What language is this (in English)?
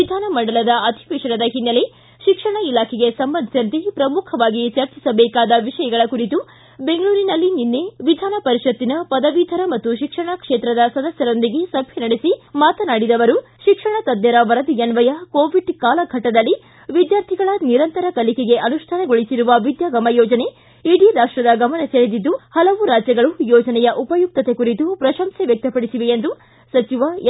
Kannada